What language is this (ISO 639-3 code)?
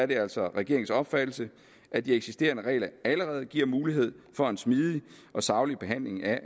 dan